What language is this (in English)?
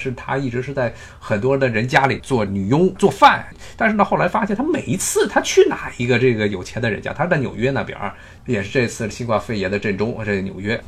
Chinese